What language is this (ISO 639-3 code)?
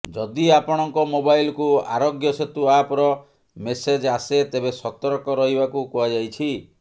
ori